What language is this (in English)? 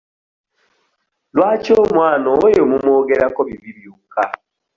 Ganda